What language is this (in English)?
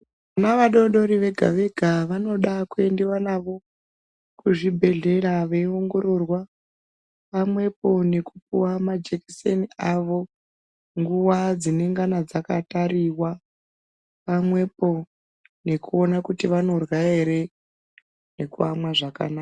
Ndau